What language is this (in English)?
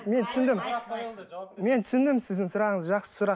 Kazakh